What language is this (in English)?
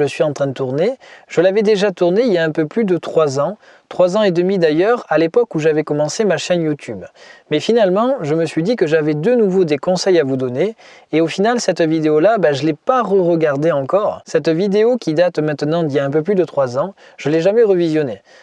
French